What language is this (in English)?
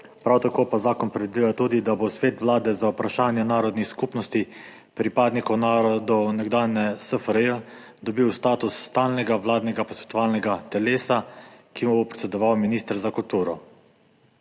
Slovenian